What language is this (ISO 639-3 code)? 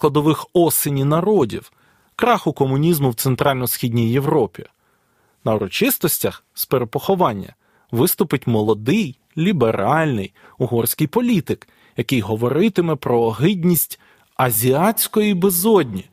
ukr